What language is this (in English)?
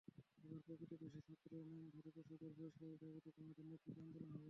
Bangla